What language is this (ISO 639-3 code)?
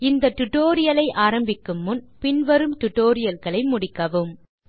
tam